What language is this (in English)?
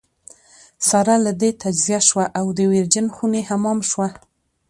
Pashto